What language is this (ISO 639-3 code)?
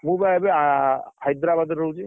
ori